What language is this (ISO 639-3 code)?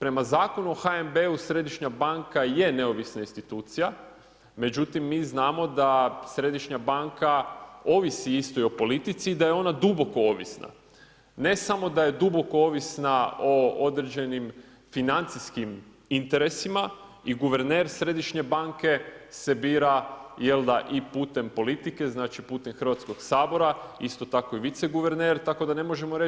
hrv